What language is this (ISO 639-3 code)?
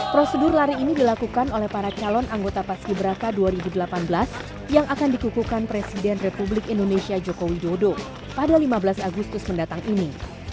ind